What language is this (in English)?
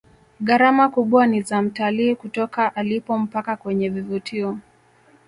Swahili